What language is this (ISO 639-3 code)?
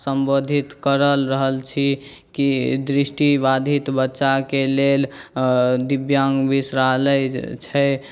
mai